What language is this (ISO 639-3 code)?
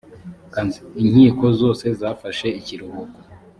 kin